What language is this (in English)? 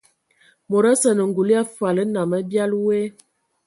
Ewondo